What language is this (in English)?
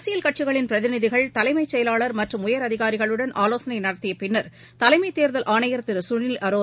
Tamil